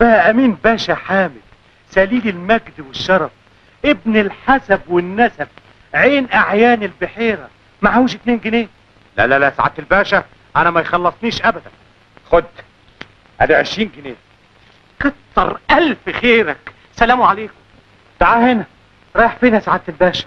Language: Arabic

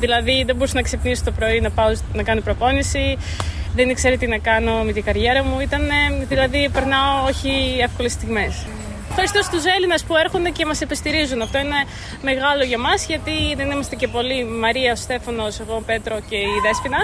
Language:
Greek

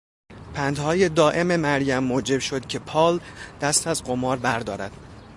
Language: Persian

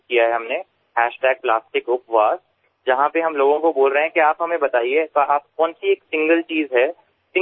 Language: Gujarati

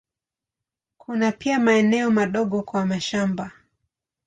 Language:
Swahili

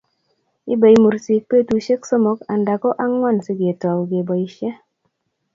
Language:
Kalenjin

